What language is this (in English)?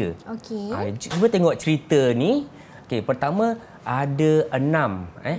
Malay